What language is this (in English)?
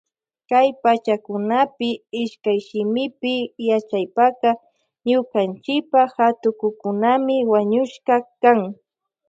Loja Highland Quichua